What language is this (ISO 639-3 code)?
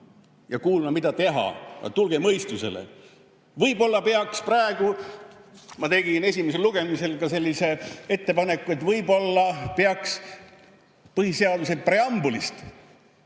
est